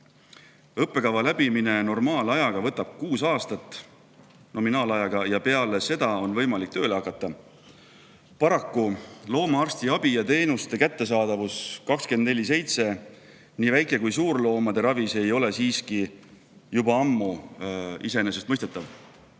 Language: Estonian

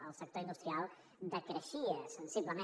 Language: Catalan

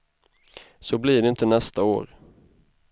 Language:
Swedish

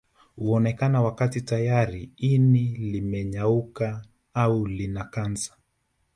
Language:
Swahili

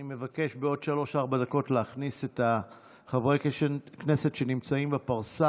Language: Hebrew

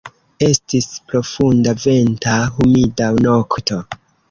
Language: Esperanto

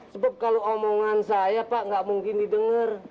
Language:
Indonesian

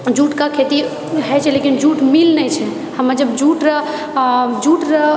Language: Maithili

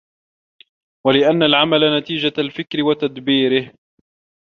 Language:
Arabic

